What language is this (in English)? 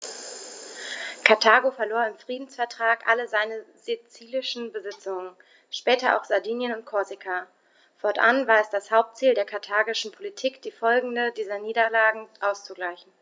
German